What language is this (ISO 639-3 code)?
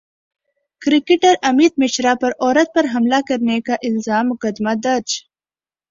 urd